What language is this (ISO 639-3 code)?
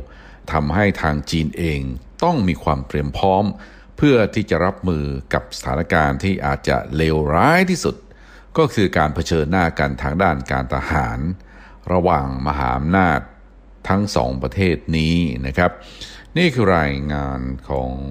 tha